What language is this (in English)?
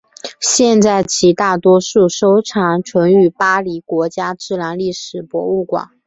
Chinese